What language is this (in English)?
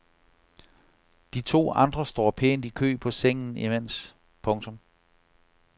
Danish